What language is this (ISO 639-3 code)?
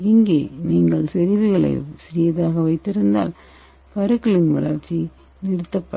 tam